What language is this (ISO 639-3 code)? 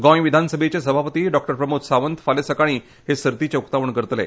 kok